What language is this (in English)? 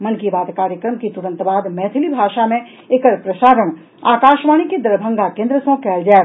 Maithili